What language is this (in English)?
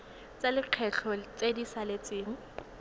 Tswana